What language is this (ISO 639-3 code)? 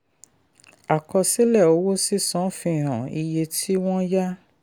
yor